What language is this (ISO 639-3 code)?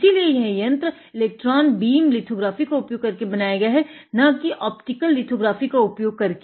hin